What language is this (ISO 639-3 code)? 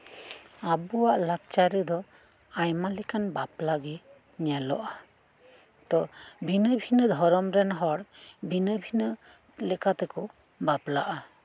sat